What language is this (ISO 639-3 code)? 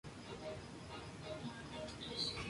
spa